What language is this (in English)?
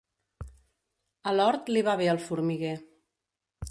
Catalan